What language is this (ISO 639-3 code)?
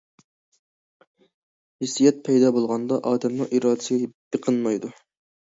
uig